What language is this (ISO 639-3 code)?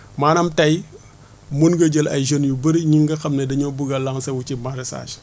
wol